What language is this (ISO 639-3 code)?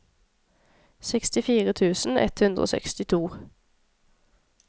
nor